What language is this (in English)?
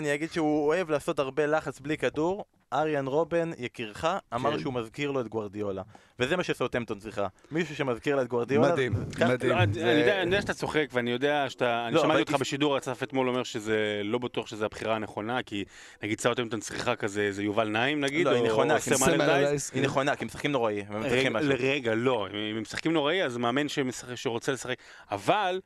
Hebrew